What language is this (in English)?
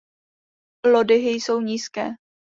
Czech